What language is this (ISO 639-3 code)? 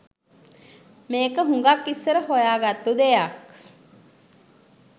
sin